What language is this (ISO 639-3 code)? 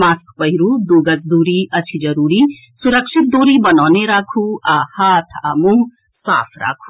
mai